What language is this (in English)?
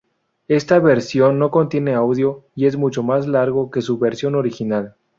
Spanish